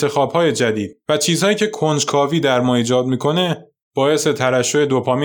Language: Persian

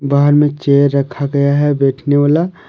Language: Hindi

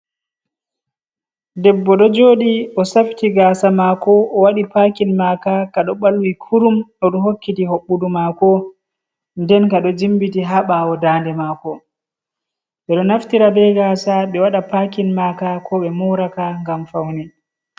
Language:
Fula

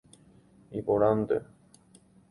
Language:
Guarani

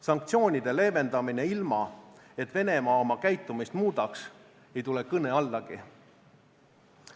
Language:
Estonian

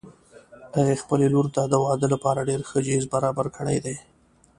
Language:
Pashto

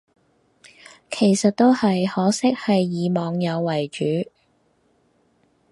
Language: Cantonese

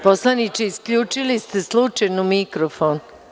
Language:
Serbian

